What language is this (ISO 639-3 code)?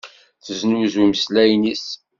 kab